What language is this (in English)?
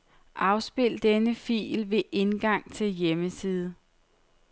Danish